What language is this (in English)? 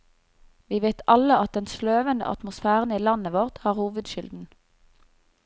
Norwegian